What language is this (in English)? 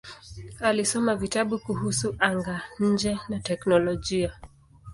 Swahili